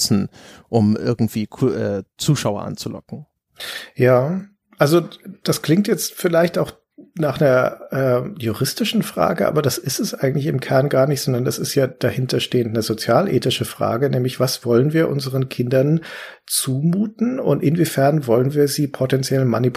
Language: German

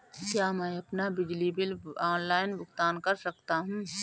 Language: Hindi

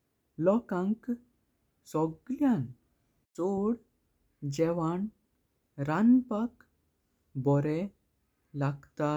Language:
Konkani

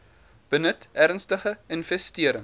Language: Afrikaans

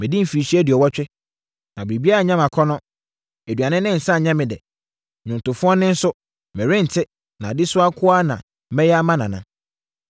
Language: Akan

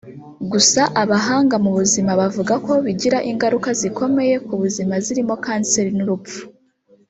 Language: Kinyarwanda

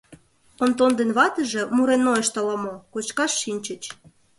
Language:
Mari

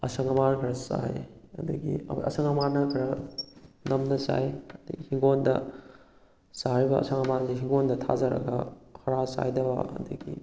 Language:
Manipuri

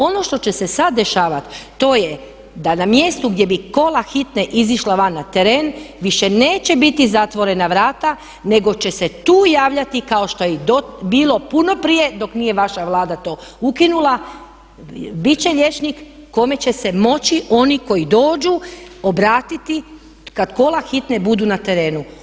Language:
Croatian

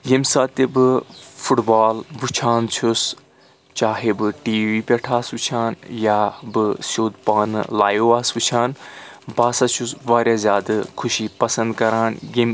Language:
Kashmiri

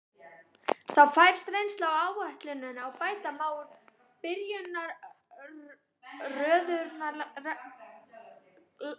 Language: Icelandic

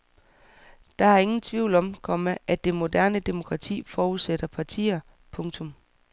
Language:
Danish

